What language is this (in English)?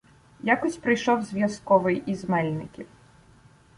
Ukrainian